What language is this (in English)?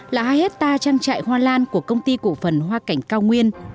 Vietnamese